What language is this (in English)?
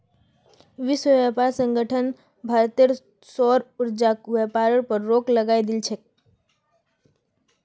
Magahi